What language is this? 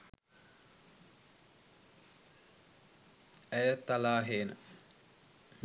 Sinhala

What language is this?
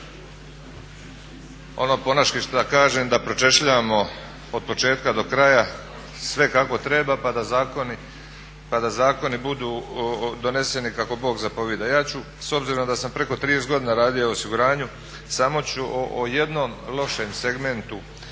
Croatian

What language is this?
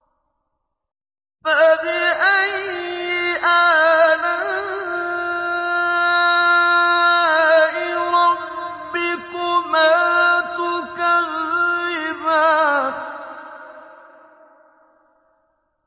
Arabic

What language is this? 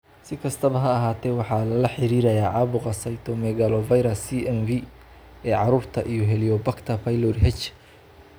Somali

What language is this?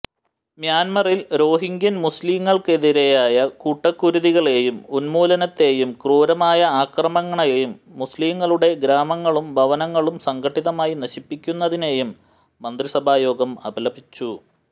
Malayalam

